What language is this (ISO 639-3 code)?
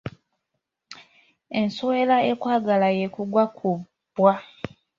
lug